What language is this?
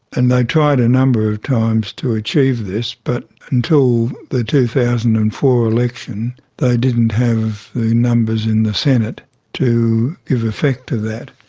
English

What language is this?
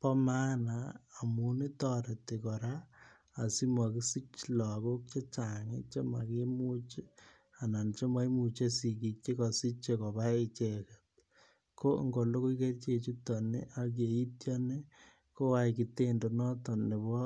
Kalenjin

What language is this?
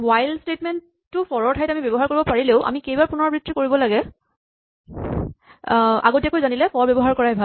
Assamese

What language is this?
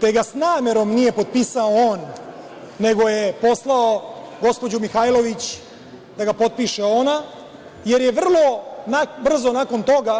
Serbian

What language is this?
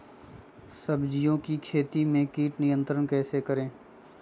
Magahi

